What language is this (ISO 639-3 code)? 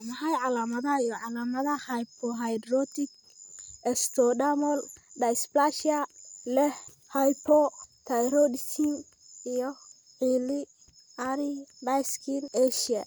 som